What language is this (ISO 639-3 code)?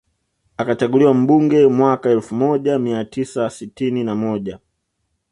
swa